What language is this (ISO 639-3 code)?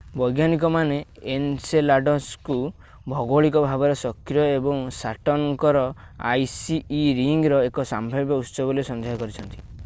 ori